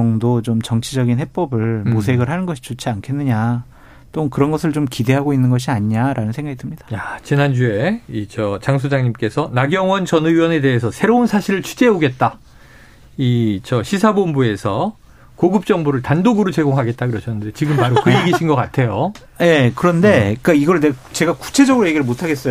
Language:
Korean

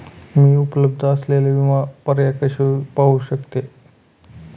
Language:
Marathi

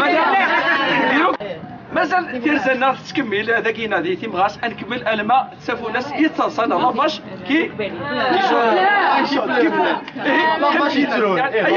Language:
Arabic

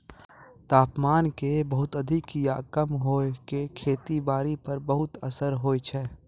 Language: Maithili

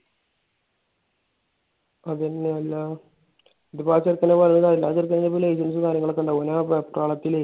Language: Malayalam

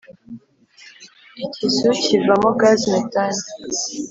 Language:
Kinyarwanda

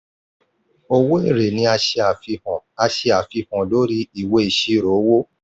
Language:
Yoruba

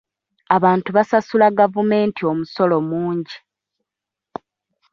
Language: Ganda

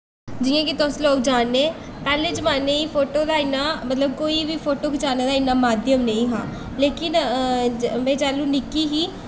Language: Dogri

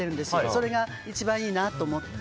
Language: Japanese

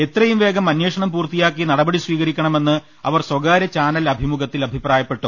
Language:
Malayalam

